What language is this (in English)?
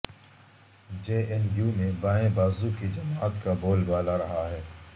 Urdu